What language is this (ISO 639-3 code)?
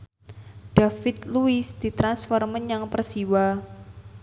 jav